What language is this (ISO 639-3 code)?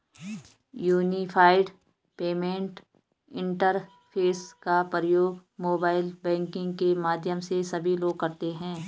hin